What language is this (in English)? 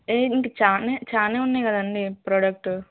Telugu